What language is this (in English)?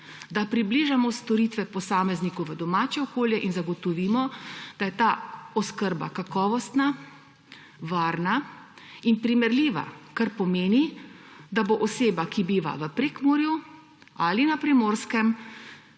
Slovenian